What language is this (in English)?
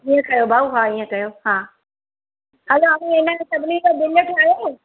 Sindhi